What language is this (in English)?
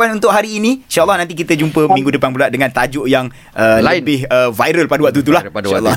Malay